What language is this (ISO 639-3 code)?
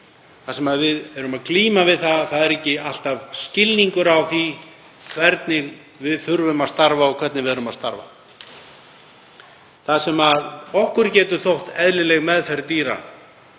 isl